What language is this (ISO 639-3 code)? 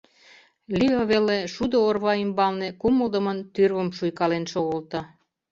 chm